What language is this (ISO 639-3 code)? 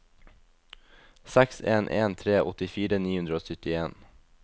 nor